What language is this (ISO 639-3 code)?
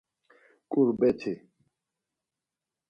lzz